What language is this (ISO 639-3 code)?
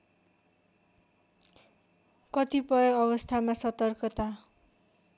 nep